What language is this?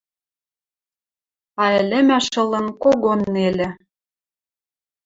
Western Mari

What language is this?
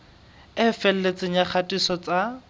Southern Sotho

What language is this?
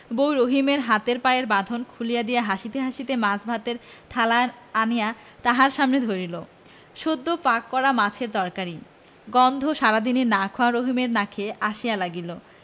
Bangla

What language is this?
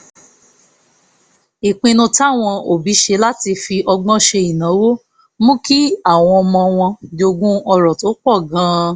Yoruba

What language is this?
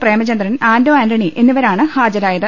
Malayalam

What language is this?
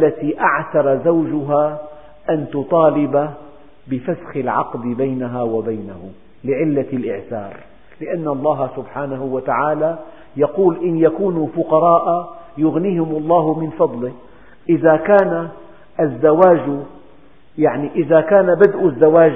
Arabic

